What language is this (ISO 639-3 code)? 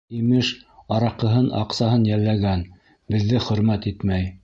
bak